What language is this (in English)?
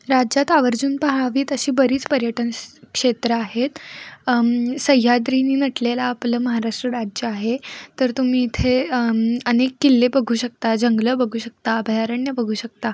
Marathi